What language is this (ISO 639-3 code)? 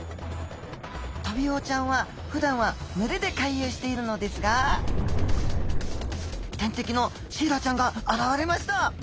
jpn